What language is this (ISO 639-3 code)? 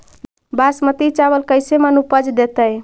mag